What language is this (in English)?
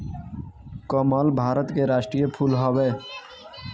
Bhojpuri